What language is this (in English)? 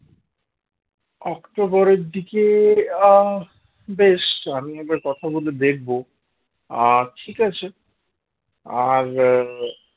Bangla